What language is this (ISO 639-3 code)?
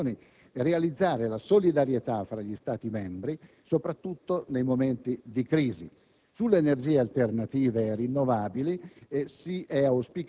ita